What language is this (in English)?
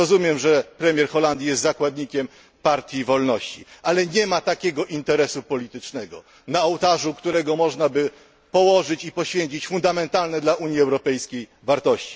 Polish